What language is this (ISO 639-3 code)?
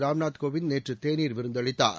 tam